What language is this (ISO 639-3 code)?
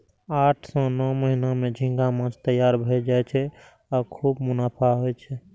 mai